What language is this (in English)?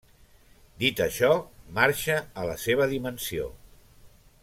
Catalan